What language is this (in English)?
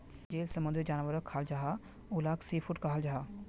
Magahi